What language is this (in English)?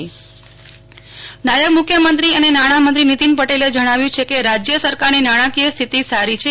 Gujarati